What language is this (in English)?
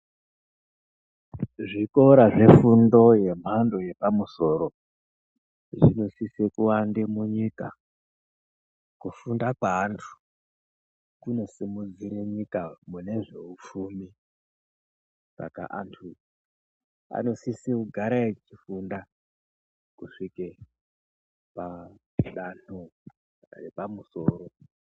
Ndau